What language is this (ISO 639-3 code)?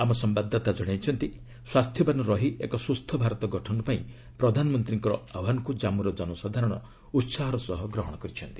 ori